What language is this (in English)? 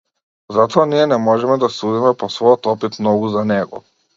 Macedonian